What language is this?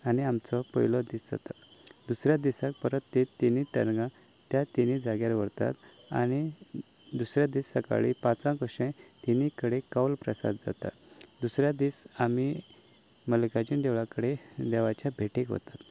Konkani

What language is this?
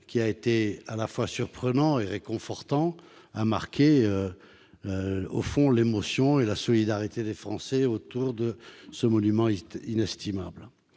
French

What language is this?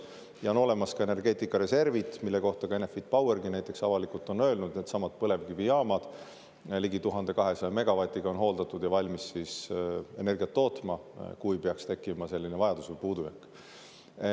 Estonian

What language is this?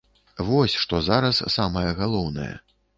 Belarusian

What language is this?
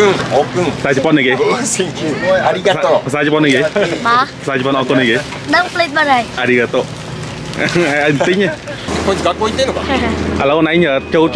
Japanese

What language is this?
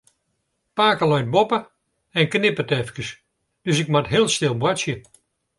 Western Frisian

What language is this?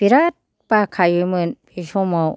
Bodo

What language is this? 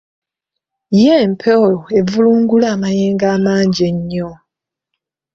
Ganda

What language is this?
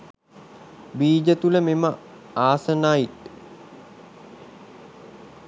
Sinhala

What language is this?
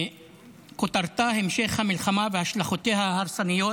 Hebrew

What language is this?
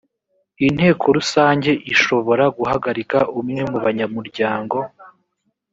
Kinyarwanda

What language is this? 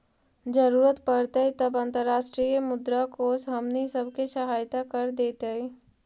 Magahi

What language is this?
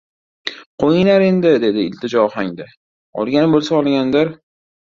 Uzbek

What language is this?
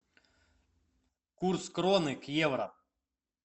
Russian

